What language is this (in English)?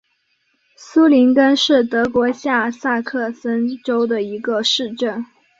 Chinese